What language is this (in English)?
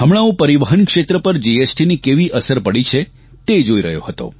Gujarati